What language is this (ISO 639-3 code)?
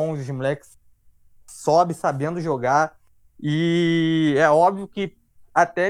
por